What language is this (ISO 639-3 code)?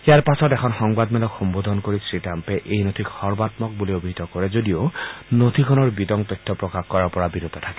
asm